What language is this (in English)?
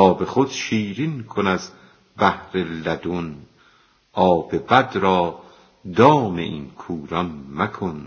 Persian